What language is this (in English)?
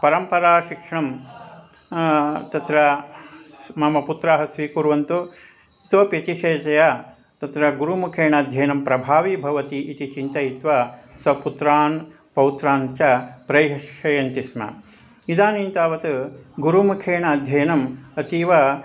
Sanskrit